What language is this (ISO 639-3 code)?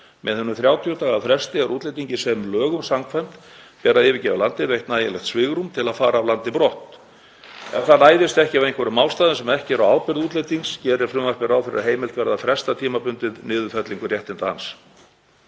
isl